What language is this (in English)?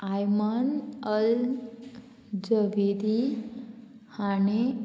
Konkani